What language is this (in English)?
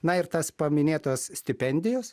Lithuanian